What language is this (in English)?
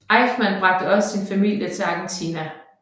Danish